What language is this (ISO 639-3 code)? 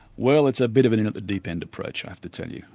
eng